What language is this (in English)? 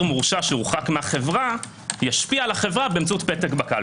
Hebrew